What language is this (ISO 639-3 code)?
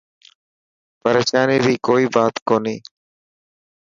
mki